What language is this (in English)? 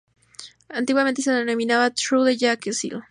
Spanish